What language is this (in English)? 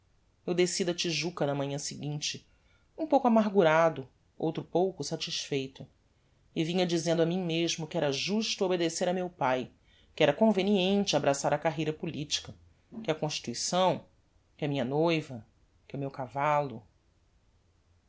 Portuguese